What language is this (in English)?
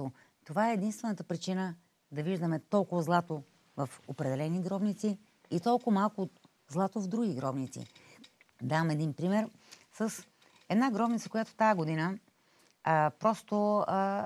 Bulgarian